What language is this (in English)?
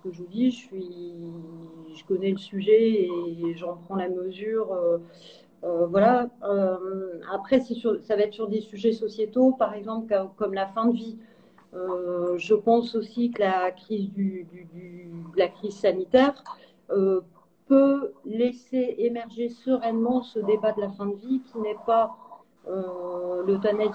French